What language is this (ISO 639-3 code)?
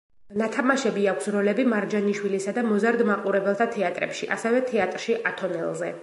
kat